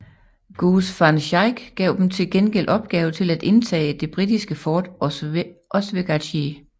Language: Danish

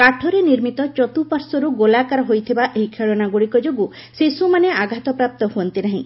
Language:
Odia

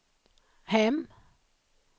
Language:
Swedish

